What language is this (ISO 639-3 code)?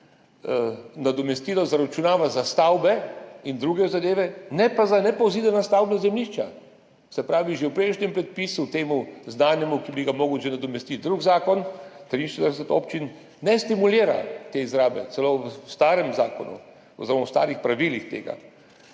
slv